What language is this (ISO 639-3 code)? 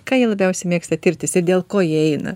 lit